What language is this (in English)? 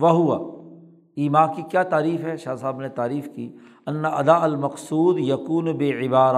Urdu